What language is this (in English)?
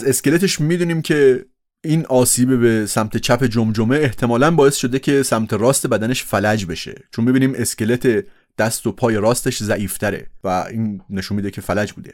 Persian